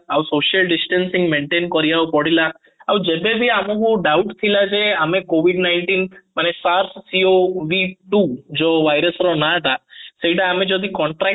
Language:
Odia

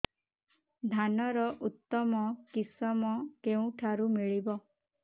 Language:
Odia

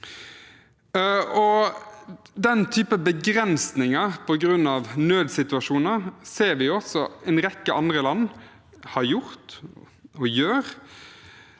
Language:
Norwegian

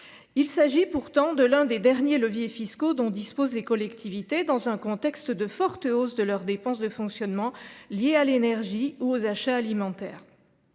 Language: French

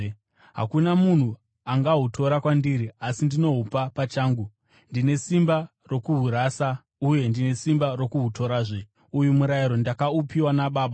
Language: Shona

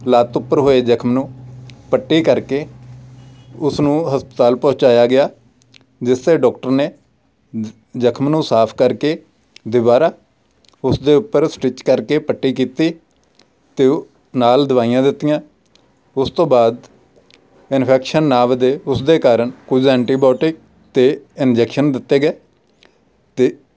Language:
Punjabi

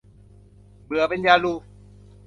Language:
Thai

